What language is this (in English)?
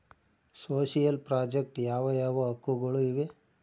Kannada